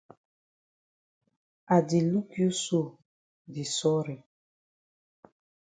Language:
Cameroon Pidgin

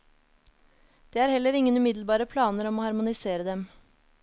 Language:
Norwegian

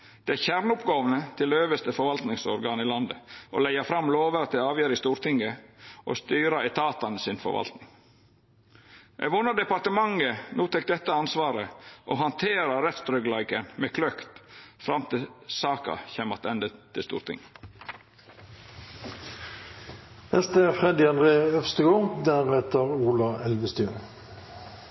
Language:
Norwegian Nynorsk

